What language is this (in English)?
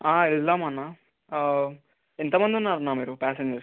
Telugu